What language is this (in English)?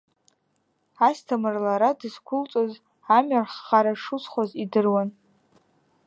Abkhazian